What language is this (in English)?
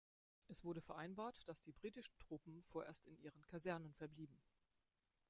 German